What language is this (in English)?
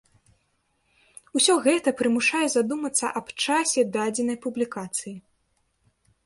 Belarusian